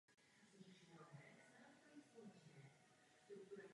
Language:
Czech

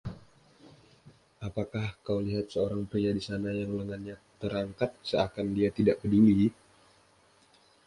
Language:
Indonesian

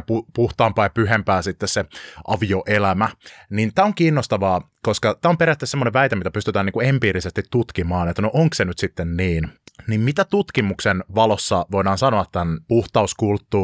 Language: Finnish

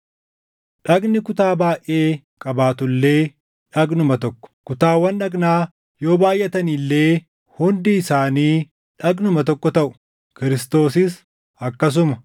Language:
Oromo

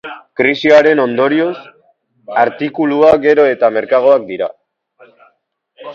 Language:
Basque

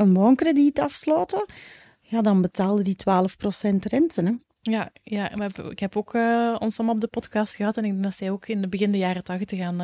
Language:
Dutch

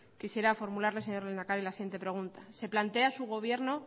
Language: Spanish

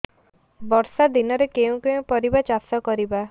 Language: Odia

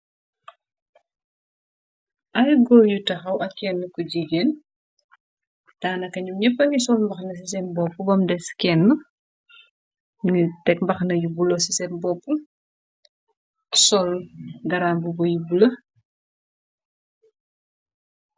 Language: Wolof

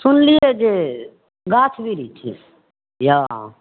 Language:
Maithili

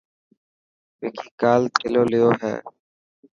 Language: Dhatki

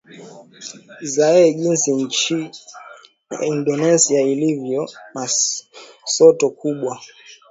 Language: Swahili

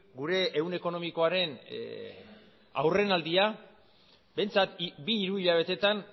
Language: Basque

